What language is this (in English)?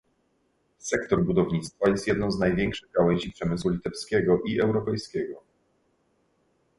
Polish